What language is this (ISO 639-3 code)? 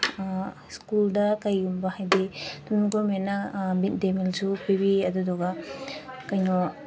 mni